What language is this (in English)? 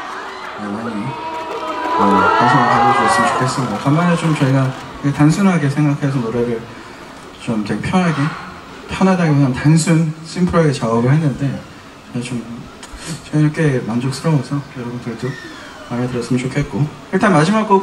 Korean